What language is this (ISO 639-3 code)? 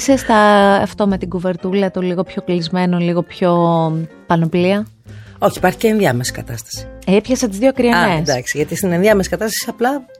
ell